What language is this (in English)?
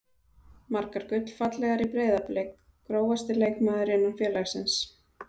Icelandic